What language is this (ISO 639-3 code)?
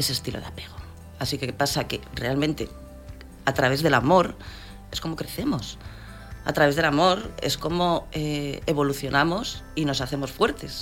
spa